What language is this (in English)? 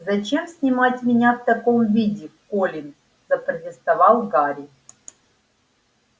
Russian